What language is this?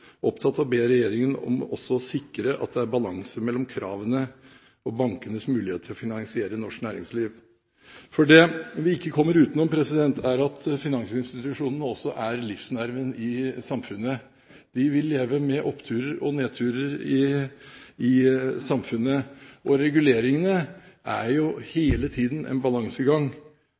Norwegian Bokmål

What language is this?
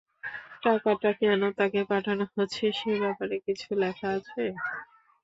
Bangla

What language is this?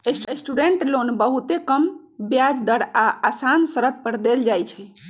Magahi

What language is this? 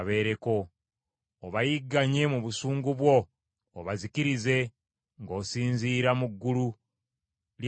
Ganda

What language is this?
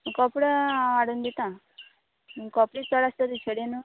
Konkani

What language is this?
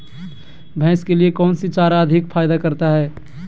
Magahi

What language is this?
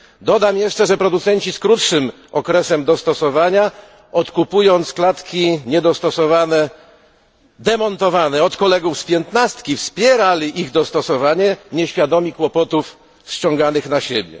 Polish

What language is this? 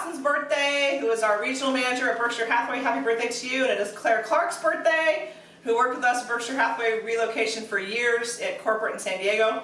English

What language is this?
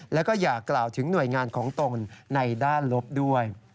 Thai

